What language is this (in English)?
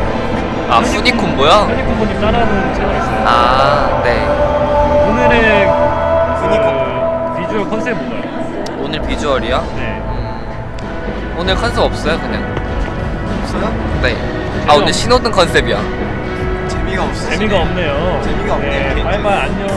Korean